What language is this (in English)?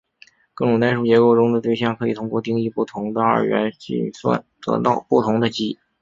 Chinese